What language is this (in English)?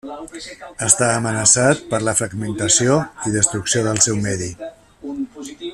Catalan